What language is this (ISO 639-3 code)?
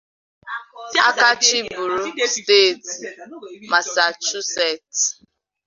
ibo